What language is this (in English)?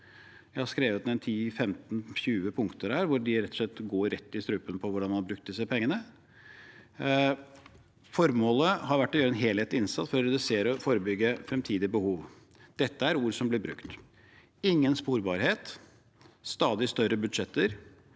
Norwegian